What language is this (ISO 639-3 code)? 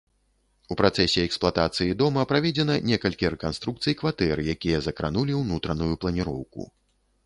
bel